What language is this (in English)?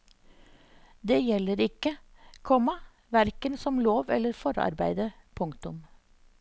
Norwegian